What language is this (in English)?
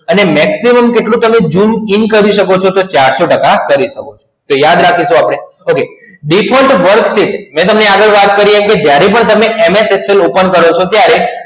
Gujarati